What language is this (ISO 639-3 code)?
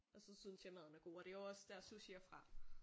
dan